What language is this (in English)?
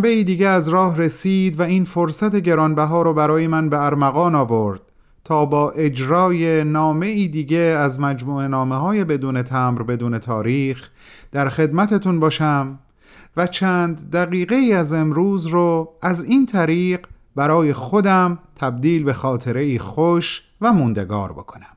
Persian